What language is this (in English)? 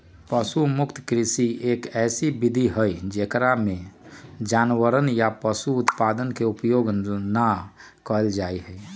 Magahi